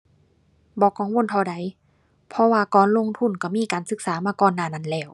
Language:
Thai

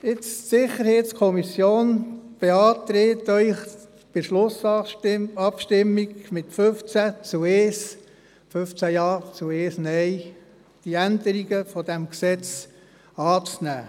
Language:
Swiss German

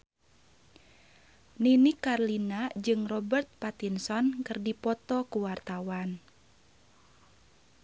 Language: Sundanese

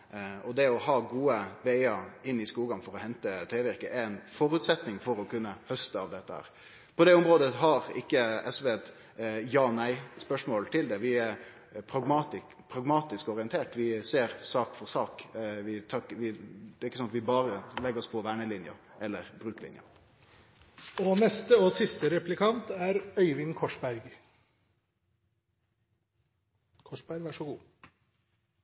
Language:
Norwegian Nynorsk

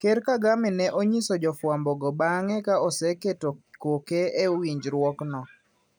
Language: Luo (Kenya and Tanzania)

